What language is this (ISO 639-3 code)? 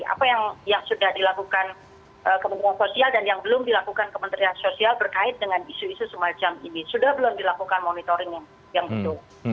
ind